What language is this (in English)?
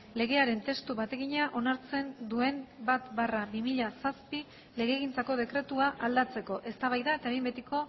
Basque